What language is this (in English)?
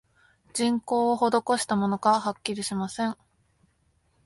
Japanese